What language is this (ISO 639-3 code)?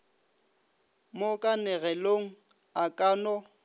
nso